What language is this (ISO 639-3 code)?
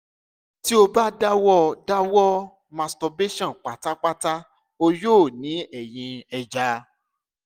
yor